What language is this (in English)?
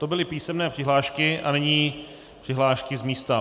Czech